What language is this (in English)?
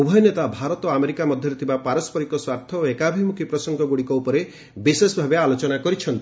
Odia